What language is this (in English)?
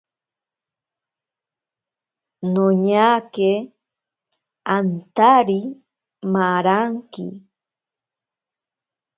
Ashéninka Perené